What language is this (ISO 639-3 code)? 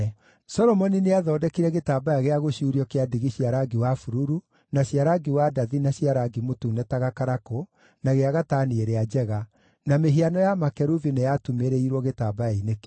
kik